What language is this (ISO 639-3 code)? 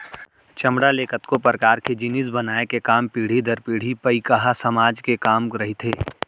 hne